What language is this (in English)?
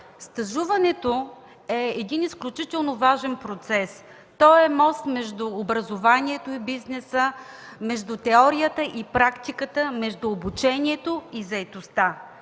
Bulgarian